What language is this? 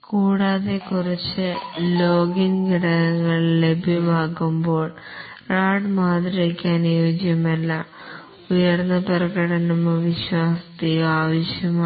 Malayalam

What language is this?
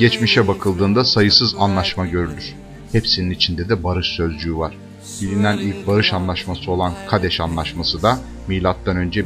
Turkish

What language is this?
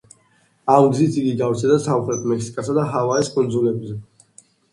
Georgian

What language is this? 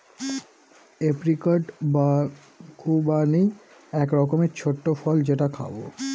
Bangla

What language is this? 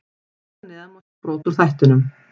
Icelandic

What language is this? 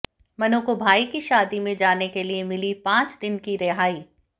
Hindi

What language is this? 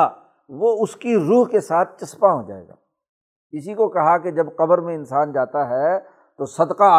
Urdu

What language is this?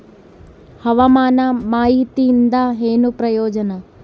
Kannada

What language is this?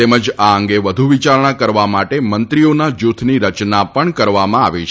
Gujarati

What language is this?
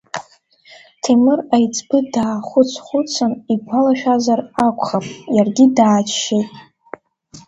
Abkhazian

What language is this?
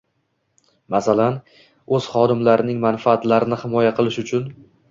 Uzbek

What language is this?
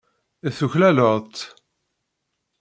Kabyle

